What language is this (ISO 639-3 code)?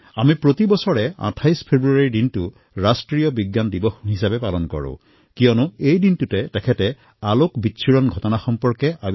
asm